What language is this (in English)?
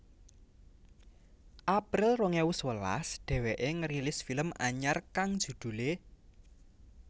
Javanese